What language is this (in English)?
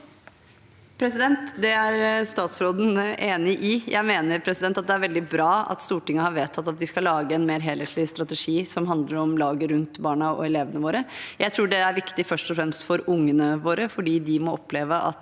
Norwegian